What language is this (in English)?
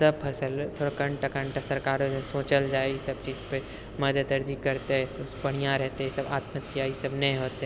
Maithili